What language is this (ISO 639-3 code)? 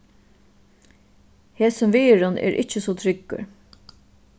fao